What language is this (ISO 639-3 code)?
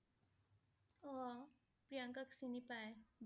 asm